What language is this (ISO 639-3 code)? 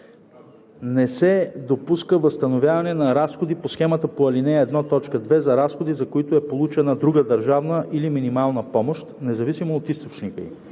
bul